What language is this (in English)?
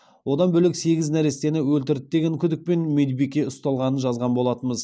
Kazakh